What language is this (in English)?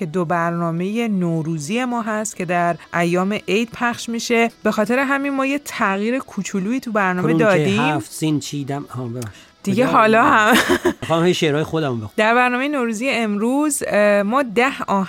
Persian